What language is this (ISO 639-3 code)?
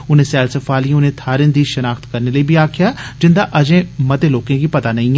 doi